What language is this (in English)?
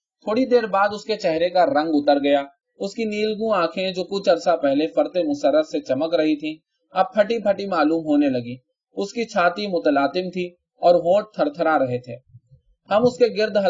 Urdu